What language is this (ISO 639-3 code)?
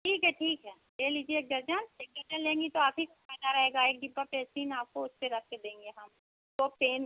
hin